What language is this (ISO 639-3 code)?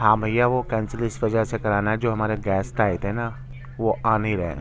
urd